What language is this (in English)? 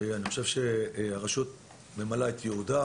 Hebrew